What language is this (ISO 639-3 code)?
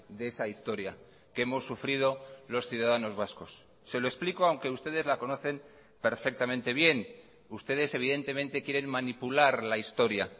spa